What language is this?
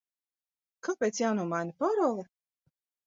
Latvian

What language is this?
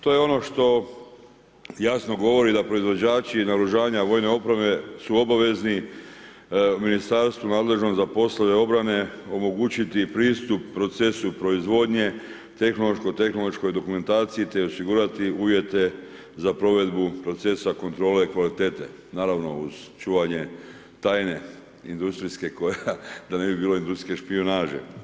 Croatian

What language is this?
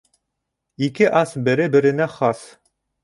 Bashkir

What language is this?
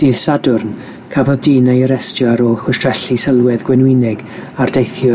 Welsh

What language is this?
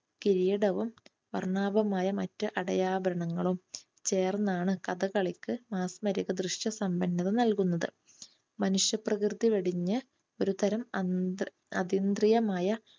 Malayalam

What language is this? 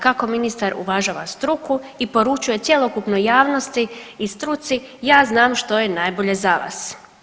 Croatian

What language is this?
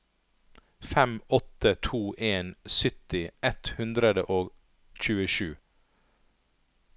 Norwegian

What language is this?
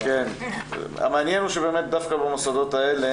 Hebrew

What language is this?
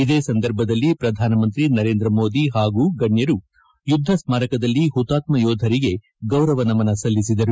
Kannada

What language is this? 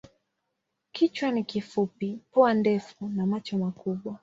Swahili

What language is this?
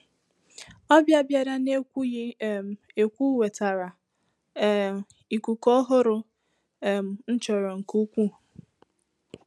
Igbo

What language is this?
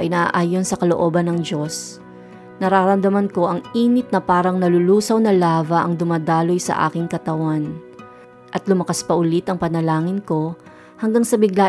Filipino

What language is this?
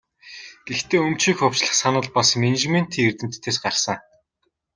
Mongolian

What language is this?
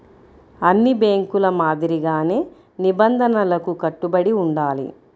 Telugu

